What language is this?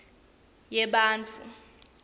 Swati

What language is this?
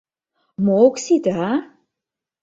Mari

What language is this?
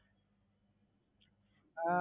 Gujarati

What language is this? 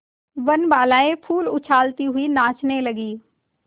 Hindi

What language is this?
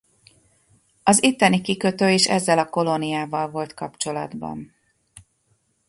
Hungarian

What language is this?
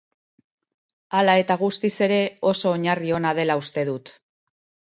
Basque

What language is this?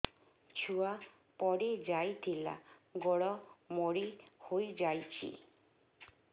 Odia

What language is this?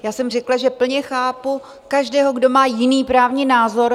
Czech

